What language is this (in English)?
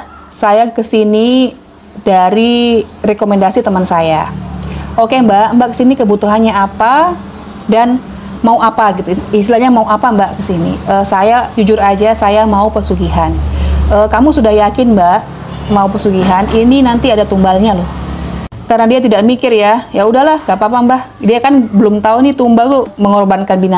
Indonesian